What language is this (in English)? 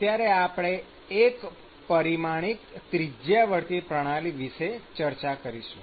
Gujarati